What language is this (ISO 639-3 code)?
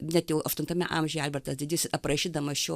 lit